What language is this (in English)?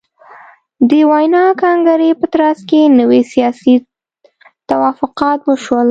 Pashto